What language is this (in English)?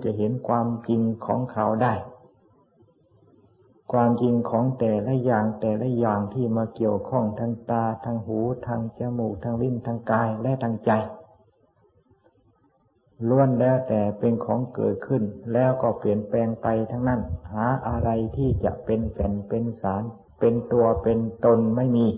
Thai